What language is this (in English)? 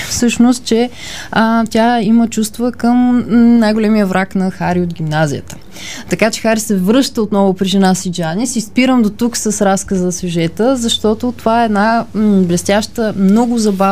Bulgarian